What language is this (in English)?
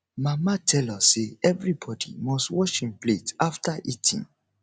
Nigerian Pidgin